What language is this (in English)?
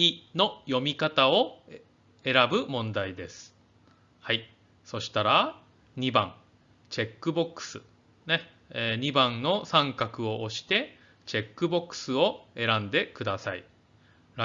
Japanese